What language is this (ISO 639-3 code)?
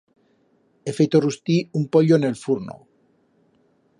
arg